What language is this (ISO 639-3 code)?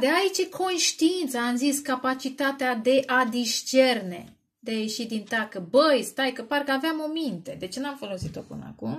ron